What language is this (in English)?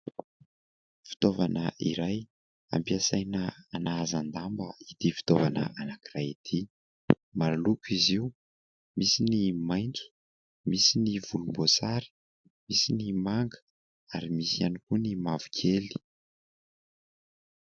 Malagasy